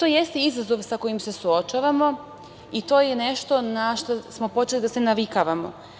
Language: Serbian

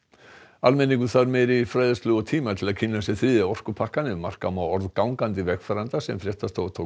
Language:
Icelandic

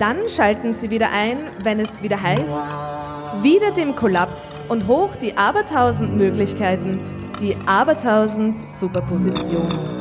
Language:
German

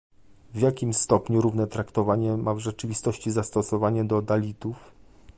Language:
Polish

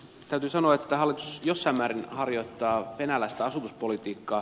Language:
Finnish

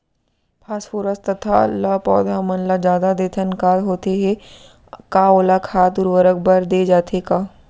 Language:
Chhattisgarhi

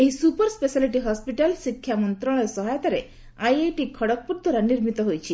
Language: Odia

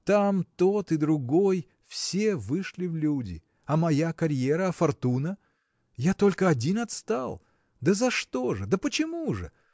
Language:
Russian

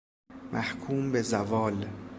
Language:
Persian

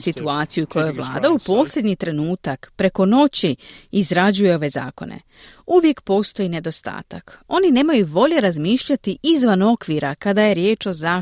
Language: Croatian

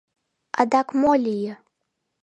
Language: Mari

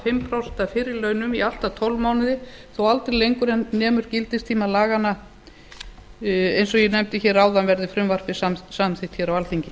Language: Icelandic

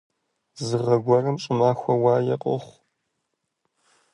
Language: Kabardian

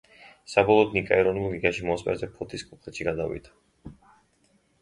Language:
Georgian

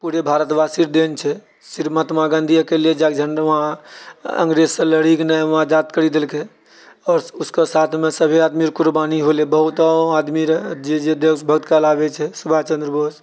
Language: Maithili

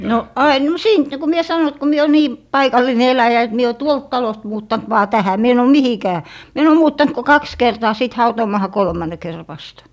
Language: Finnish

